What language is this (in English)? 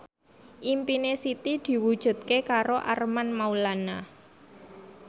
Javanese